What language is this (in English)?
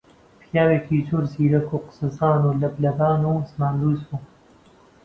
Central Kurdish